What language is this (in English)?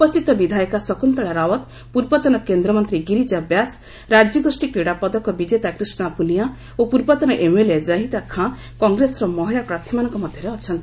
Odia